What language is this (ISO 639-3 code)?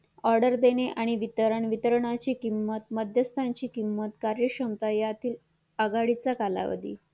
mar